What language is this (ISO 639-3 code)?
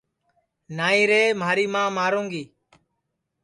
ssi